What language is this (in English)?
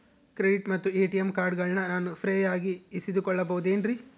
Kannada